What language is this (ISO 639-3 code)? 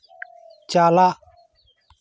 sat